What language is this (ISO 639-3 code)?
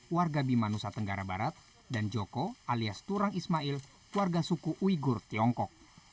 ind